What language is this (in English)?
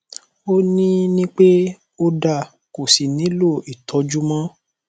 Yoruba